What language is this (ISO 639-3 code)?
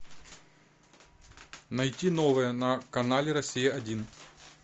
rus